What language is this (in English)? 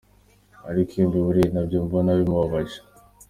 Kinyarwanda